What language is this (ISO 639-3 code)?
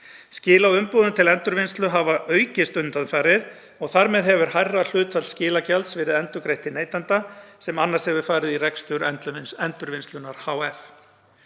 isl